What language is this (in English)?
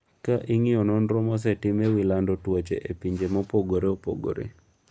Luo (Kenya and Tanzania)